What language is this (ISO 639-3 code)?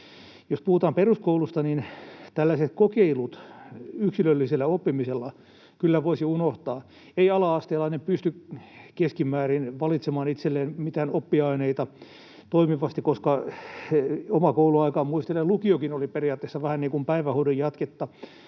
fin